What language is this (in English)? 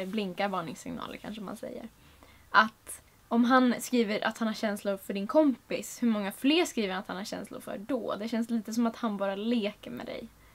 Swedish